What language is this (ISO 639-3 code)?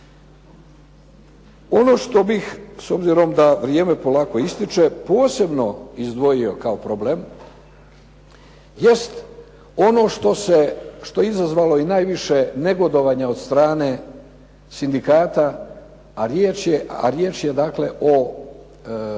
hrv